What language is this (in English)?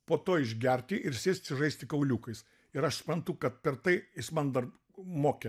Lithuanian